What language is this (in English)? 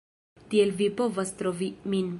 Esperanto